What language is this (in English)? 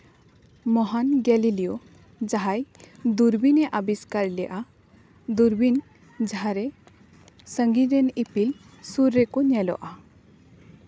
Santali